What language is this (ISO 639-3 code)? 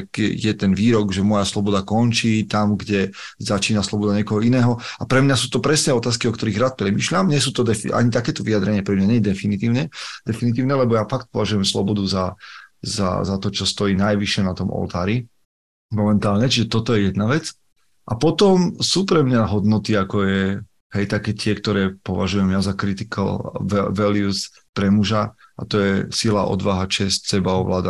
slk